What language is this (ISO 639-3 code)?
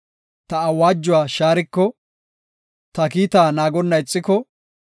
gof